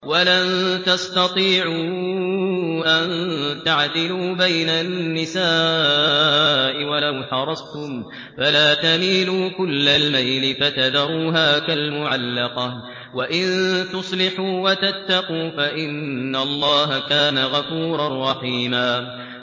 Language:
Arabic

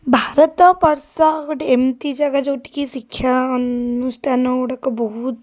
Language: Odia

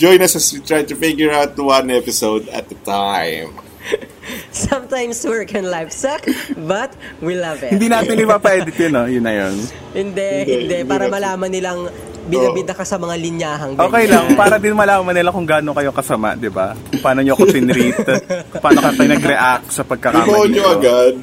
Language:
Filipino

